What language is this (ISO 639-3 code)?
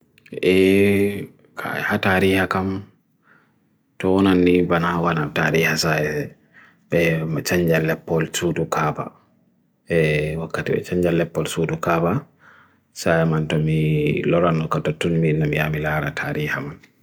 fui